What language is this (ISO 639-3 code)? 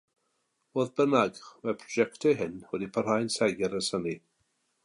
cym